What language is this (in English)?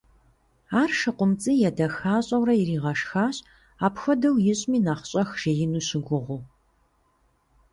Kabardian